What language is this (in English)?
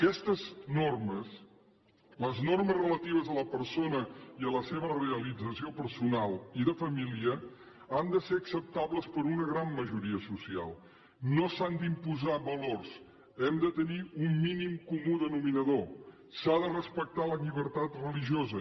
Catalan